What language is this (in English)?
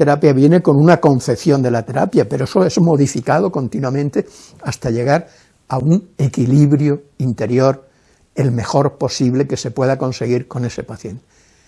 Spanish